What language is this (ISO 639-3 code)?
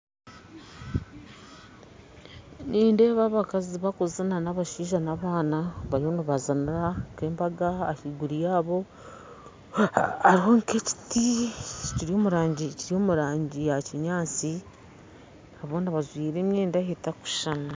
nyn